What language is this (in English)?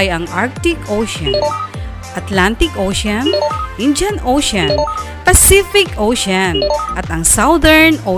Filipino